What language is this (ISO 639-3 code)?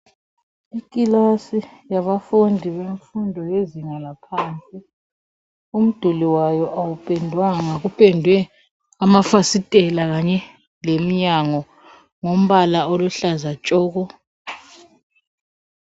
nde